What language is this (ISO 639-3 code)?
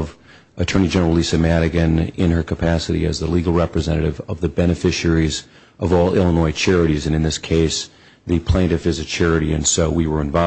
eng